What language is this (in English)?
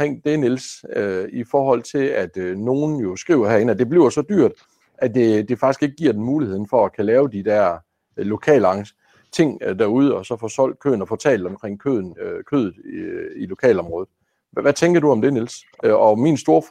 Danish